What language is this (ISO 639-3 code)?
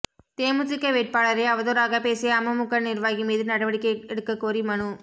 tam